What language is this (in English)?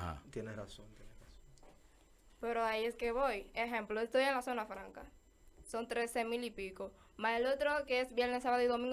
Spanish